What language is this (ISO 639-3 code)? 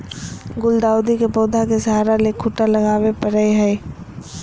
mag